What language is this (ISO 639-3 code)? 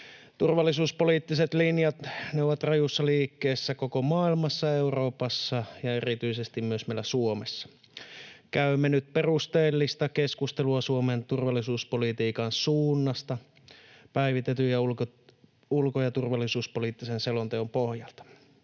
fin